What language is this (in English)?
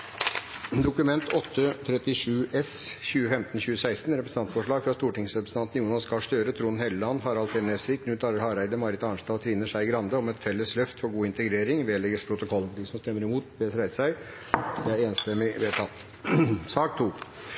Norwegian Nynorsk